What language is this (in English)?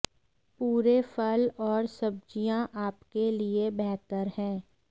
Hindi